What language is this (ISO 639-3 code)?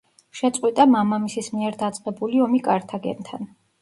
kat